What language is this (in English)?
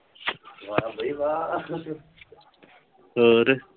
Punjabi